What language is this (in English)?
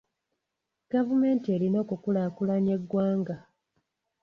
Ganda